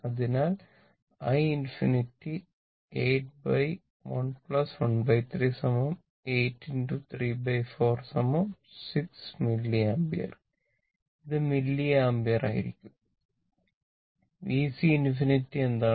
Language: Malayalam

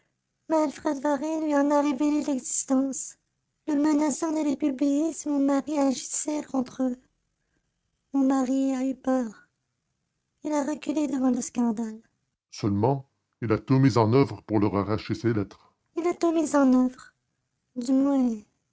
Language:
French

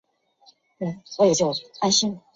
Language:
Chinese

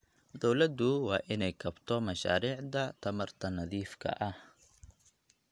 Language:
Somali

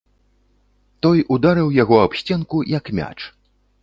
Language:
Belarusian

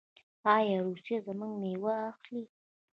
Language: Pashto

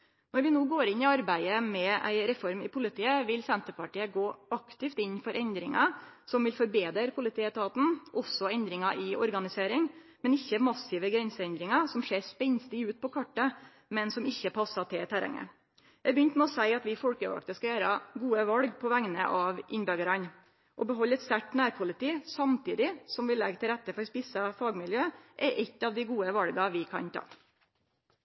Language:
Norwegian Nynorsk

